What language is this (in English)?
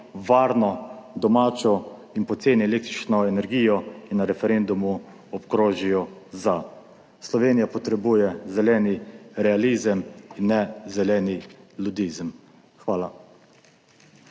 Slovenian